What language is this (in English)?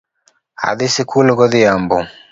Luo (Kenya and Tanzania)